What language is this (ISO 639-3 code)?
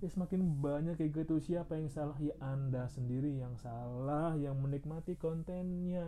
ind